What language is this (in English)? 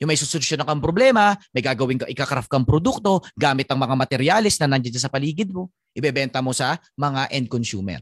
Filipino